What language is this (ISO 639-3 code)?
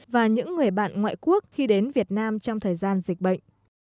vie